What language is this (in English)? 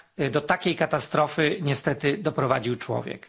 Polish